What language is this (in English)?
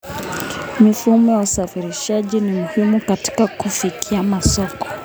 Kalenjin